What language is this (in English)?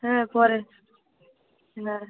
Bangla